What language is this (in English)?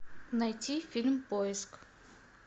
Russian